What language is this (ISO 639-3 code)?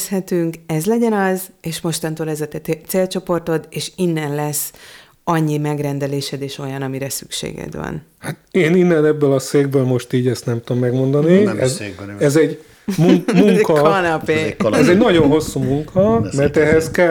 hun